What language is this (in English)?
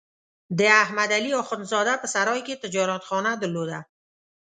Pashto